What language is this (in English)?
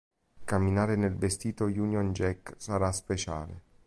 Italian